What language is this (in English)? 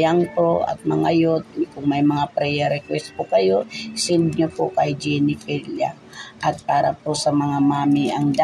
Filipino